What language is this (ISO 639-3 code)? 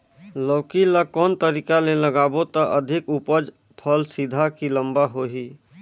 hne